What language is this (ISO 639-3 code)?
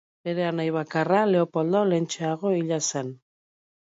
eus